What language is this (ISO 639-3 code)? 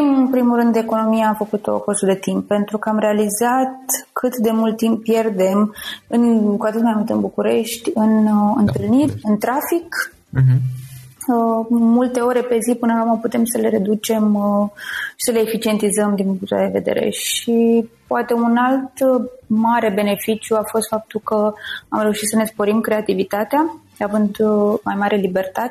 ron